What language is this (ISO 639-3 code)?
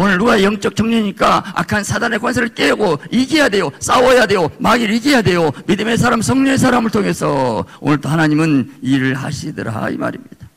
kor